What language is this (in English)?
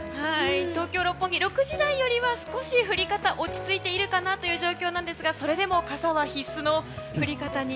Japanese